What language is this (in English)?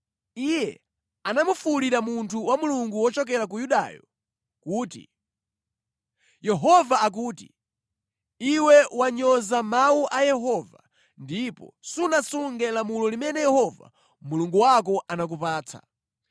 Nyanja